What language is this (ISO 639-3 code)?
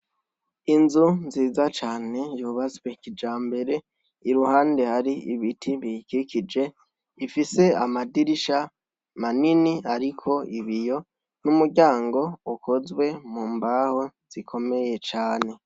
run